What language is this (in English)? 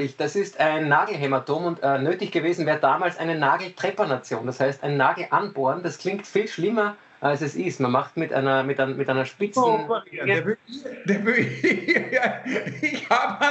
German